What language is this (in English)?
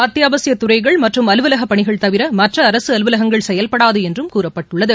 Tamil